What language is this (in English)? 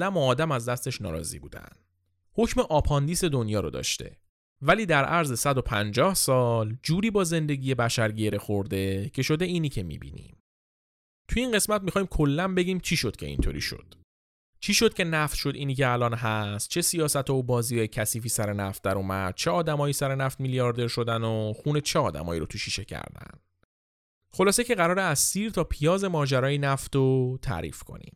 Persian